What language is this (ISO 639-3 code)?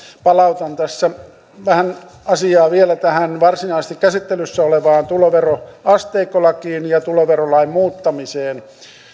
fin